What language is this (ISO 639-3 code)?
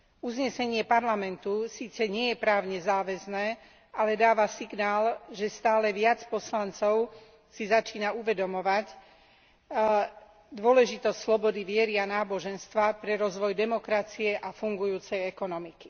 slk